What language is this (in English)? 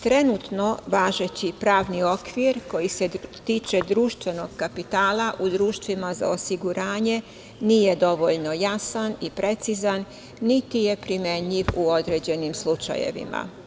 Serbian